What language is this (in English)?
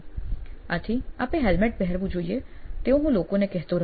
Gujarati